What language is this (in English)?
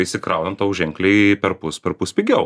Lithuanian